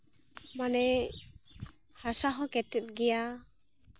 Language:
Santali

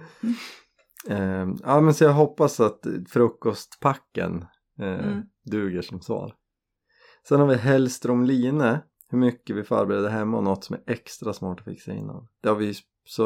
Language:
Swedish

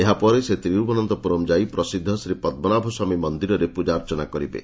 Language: Odia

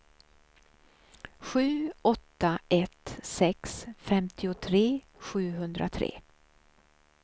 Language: Swedish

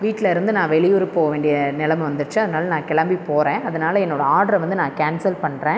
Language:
Tamil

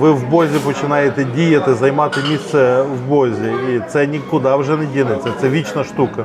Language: Ukrainian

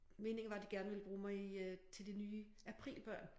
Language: Danish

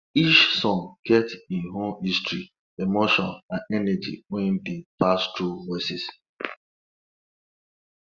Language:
Nigerian Pidgin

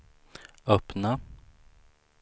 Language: Swedish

